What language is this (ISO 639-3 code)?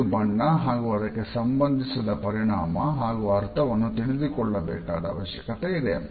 kan